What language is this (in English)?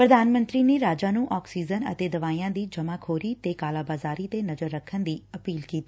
Punjabi